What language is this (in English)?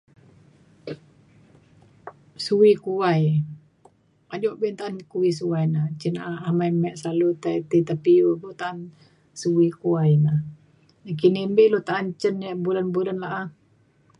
Mainstream Kenyah